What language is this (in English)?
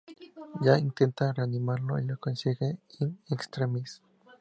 Spanish